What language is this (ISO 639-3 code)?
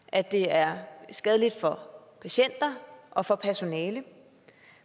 dan